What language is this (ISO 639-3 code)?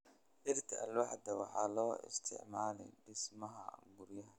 som